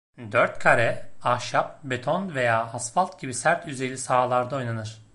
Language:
Turkish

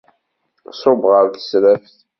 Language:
Kabyle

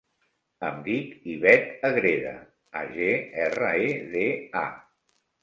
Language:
Catalan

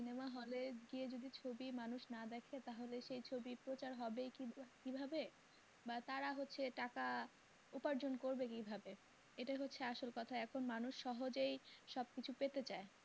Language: Bangla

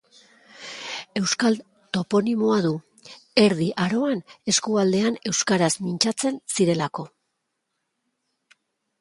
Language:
Basque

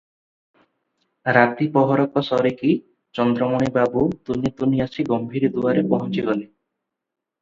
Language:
Odia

